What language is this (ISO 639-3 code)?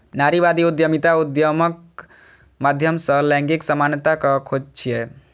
mai